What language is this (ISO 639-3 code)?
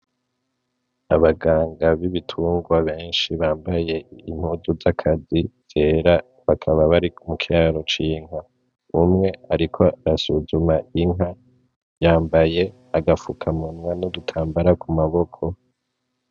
run